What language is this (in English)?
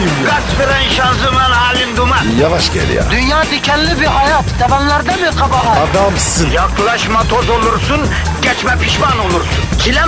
Turkish